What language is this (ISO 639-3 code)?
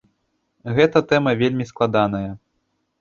bel